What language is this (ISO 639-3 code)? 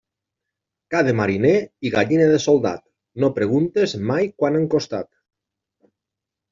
cat